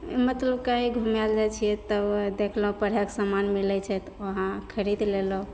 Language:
Maithili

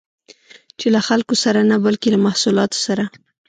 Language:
Pashto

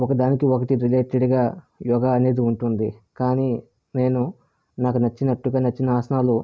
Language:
Telugu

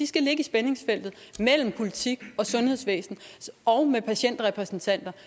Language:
Danish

